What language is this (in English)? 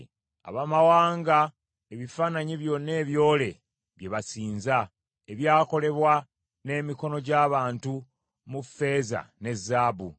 Ganda